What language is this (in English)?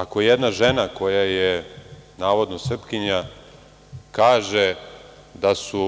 Serbian